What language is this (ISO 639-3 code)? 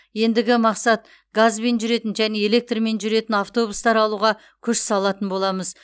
kaz